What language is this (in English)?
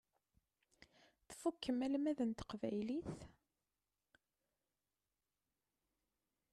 Kabyle